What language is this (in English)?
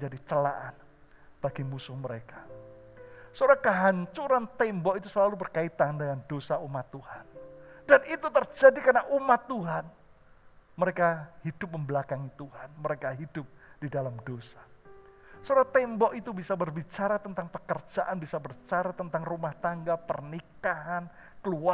Indonesian